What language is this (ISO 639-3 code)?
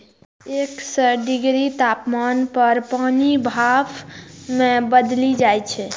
mai